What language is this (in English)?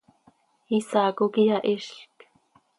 Seri